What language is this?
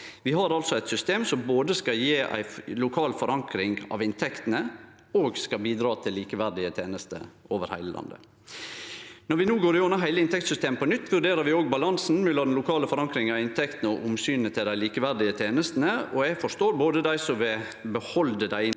Norwegian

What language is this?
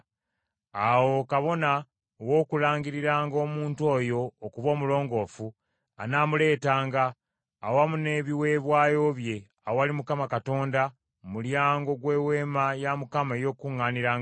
Ganda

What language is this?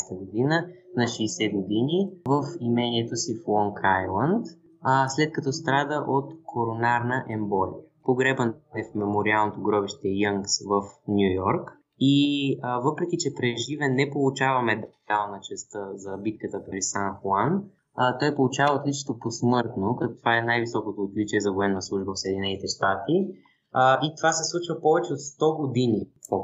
Bulgarian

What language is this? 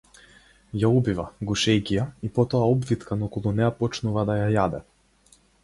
Macedonian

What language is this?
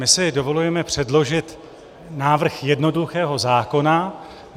Czech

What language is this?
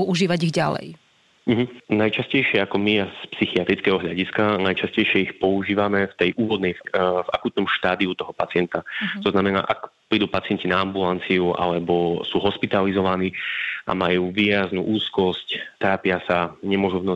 Slovak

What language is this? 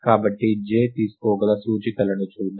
Telugu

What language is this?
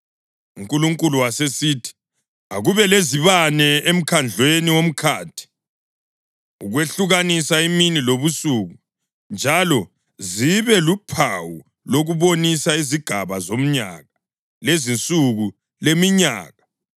North Ndebele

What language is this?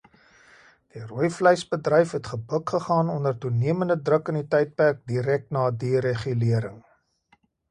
Afrikaans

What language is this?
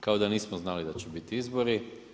Croatian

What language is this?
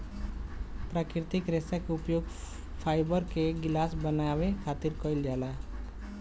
Bhojpuri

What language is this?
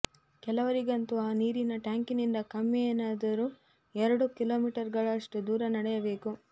Kannada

